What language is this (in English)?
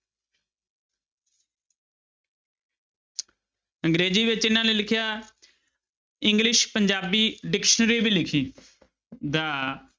Punjabi